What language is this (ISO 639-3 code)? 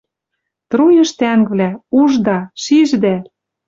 mrj